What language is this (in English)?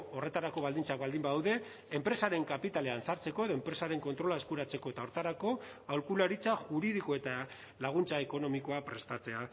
Basque